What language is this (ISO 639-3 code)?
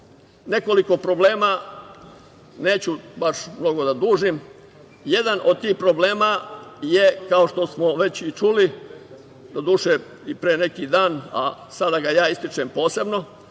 srp